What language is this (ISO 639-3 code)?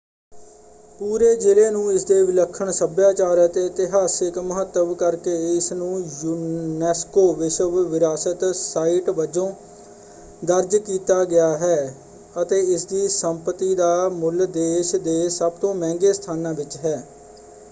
pan